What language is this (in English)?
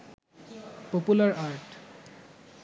Bangla